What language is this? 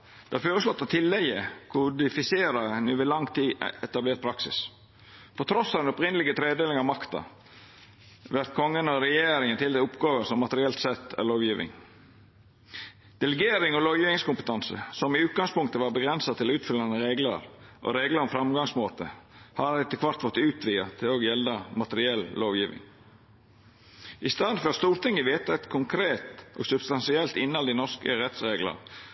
Norwegian Nynorsk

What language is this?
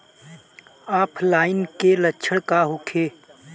Bhojpuri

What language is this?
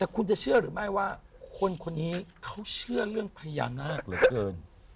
Thai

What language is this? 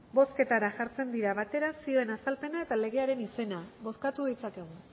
Basque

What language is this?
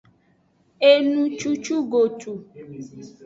Aja (Benin)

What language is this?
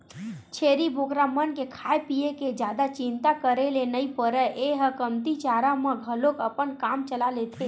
Chhattisgarhi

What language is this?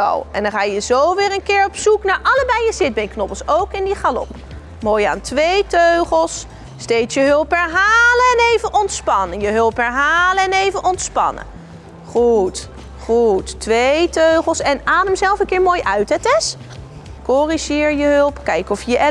Dutch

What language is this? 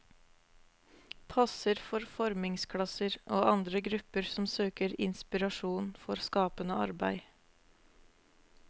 Norwegian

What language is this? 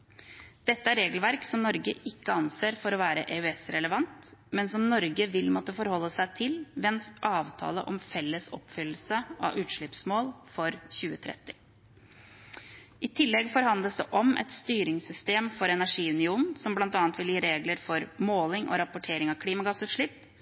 Norwegian Bokmål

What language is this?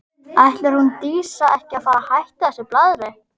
Icelandic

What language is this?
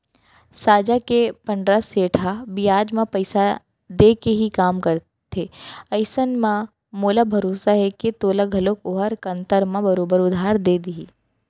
Chhattisgarhi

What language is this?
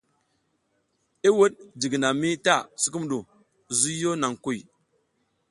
South Giziga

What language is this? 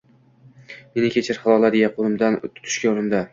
Uzbek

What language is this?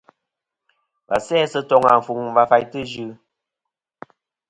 Kom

